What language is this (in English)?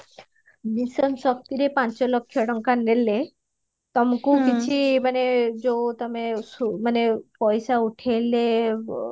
Odia